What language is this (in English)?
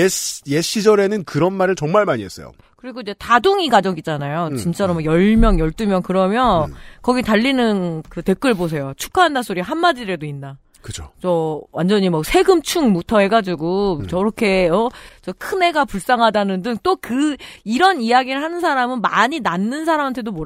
Korean